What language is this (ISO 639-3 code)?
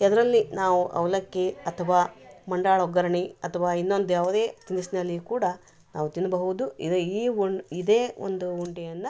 kan